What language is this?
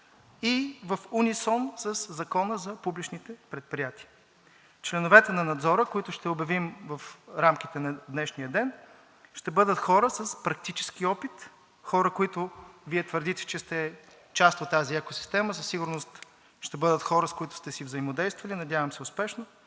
Bulgarian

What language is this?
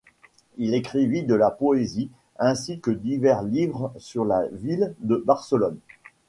French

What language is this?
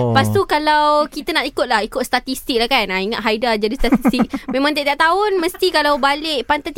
Malay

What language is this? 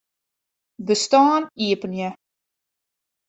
Western Frisian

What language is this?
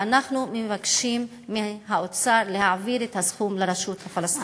Hebrew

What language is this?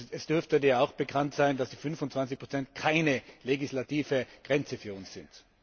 German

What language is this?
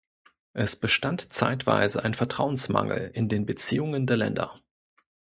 German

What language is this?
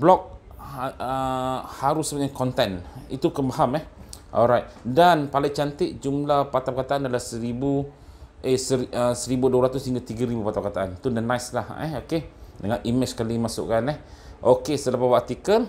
Malay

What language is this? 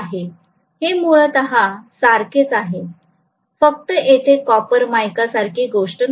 Marathi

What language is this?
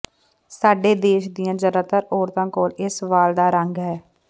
Punjabi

